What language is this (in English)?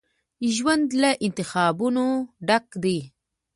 Pashto